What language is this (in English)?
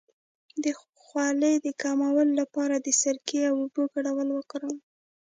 Pashto